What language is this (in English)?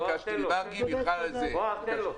Hebrew